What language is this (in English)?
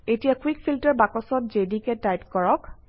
Assamese